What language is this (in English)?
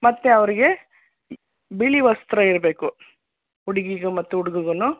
Kannada